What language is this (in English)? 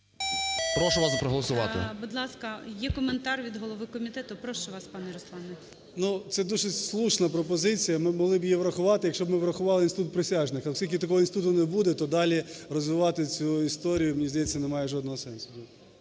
Ukrainian